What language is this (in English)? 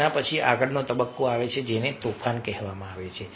Gujarati